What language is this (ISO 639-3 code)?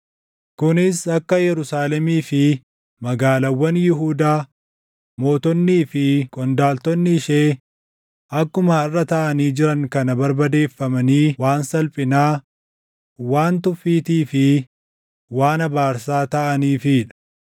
orm